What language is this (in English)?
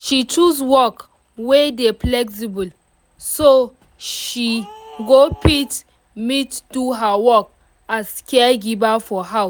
Nigerian Pidgin